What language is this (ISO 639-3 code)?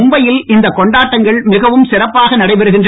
tam